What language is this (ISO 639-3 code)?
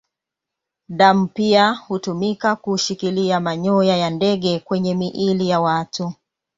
swa